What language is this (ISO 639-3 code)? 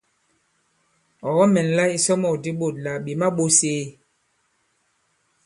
abb